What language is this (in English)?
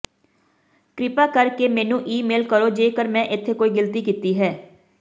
Punjabi